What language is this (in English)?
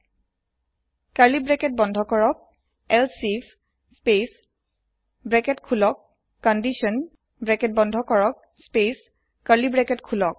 Assamese